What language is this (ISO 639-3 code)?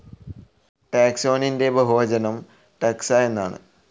mal